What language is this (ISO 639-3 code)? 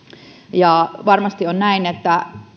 fin